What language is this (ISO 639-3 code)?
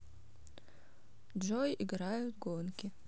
rus